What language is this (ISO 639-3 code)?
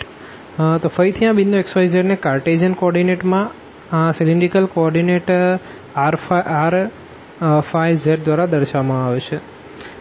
guj